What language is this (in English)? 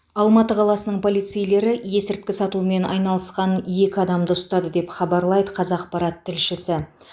Kazakh